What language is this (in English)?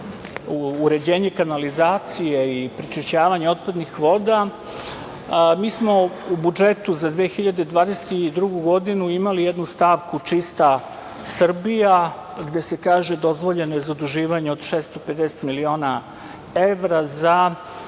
Serbian